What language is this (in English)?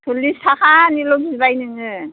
Bodo